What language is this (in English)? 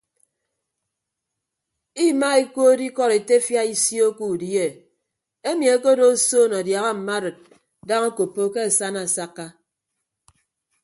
Ibibio